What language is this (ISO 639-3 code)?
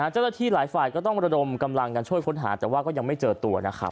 tha